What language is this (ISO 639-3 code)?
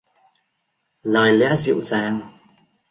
vie